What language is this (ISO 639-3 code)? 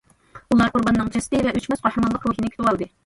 uig